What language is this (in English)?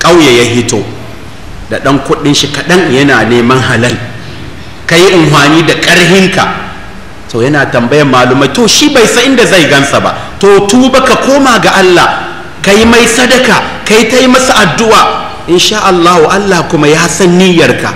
Arabic